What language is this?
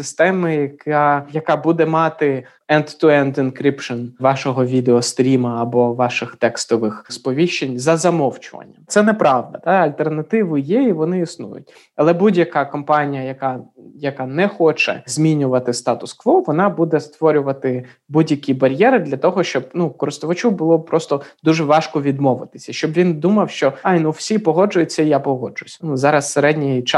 Ukrainian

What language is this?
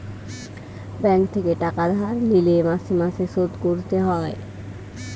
Bangla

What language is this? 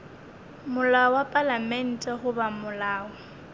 Northern Sotho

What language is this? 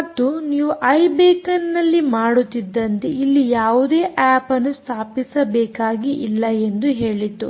Kannada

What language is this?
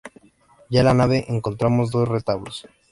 Spanish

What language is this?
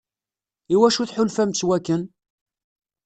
Kabyle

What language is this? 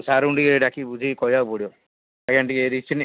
Odia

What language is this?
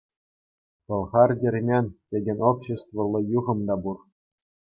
Chuvash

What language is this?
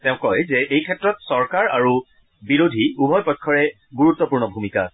Assamese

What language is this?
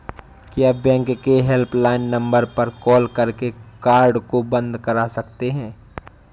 Hindi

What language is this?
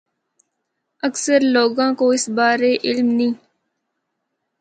Northern Hindko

